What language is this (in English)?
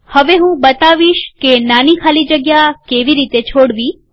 Gujarati